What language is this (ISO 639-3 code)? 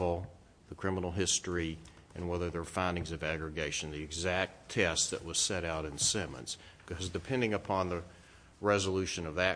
eng